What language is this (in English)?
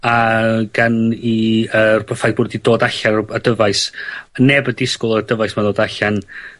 Welsh